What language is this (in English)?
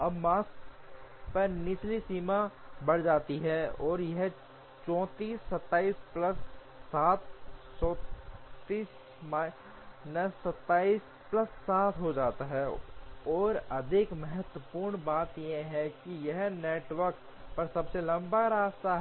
Hindi